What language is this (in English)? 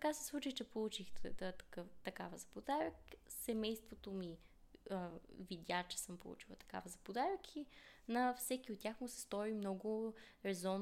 Bulgarian